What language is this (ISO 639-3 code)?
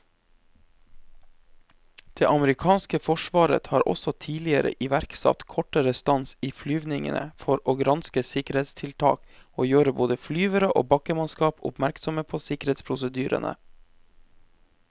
nor